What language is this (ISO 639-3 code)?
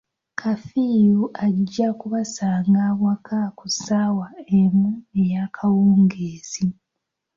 lug